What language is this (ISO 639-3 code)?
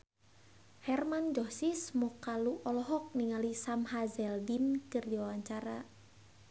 sun